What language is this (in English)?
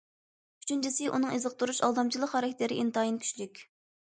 Uyghur